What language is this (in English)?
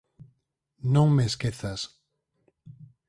Galician